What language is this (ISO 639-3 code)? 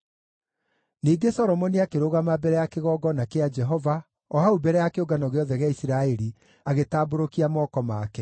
kik